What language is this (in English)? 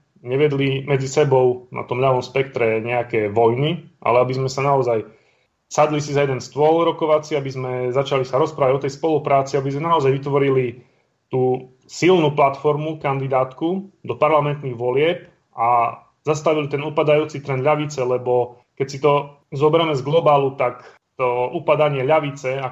Slovak